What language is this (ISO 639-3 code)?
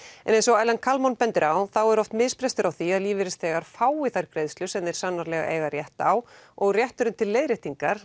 isl